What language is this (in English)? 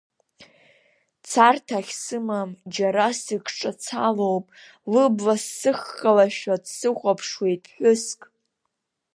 Abkhazian